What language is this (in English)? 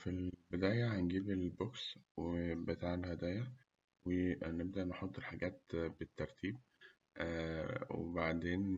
Egyptian Arabic